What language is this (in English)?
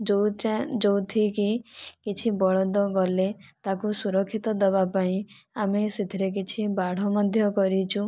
Odia